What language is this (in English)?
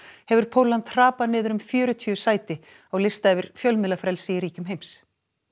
Icelandic